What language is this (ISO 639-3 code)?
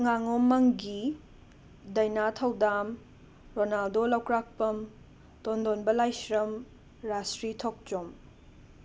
mni